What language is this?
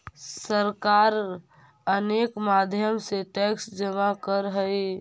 Magahi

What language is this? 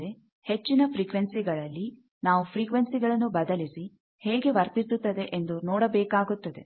Kannada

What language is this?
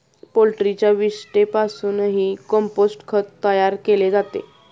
Marathi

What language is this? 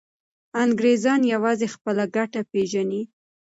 Pashto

